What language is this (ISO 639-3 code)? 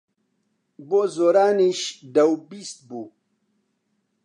ckb